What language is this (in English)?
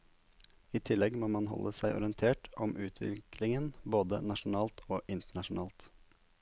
Norwegian